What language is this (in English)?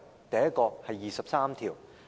Cantonese